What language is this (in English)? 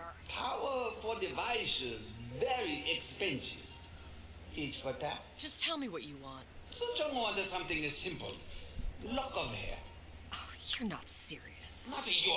English